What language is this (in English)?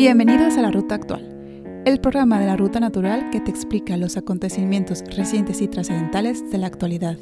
Spanish